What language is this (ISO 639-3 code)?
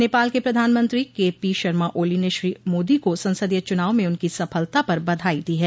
hin